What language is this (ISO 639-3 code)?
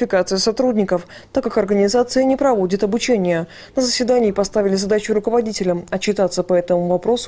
rus